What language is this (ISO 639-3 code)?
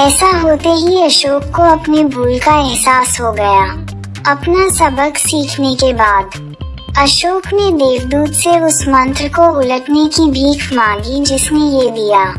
hin